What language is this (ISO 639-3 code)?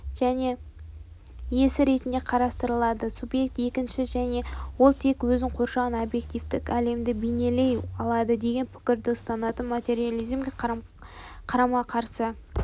kaz